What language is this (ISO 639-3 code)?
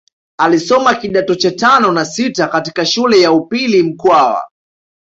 swa